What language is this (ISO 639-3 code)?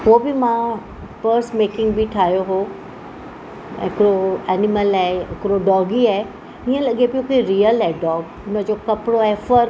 snd